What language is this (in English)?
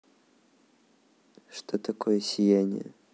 Russian